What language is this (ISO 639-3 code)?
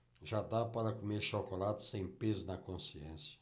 por